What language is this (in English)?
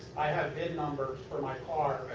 English